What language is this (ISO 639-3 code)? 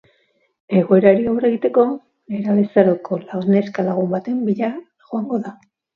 eus